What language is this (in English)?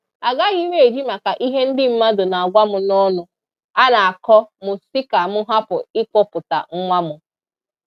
Igbo